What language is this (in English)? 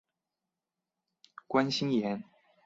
Chinese